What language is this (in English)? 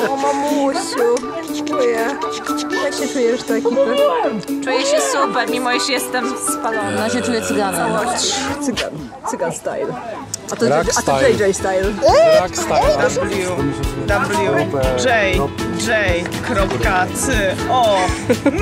Polish